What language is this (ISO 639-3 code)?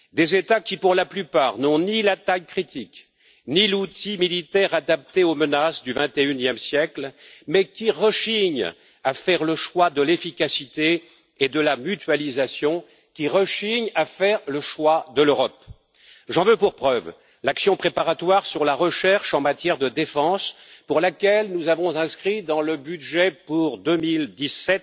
fra